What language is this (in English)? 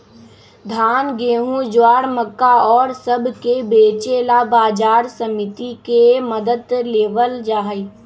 Magahi